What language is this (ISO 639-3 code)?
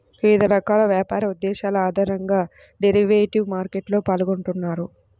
tel